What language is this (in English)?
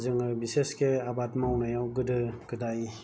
Bodo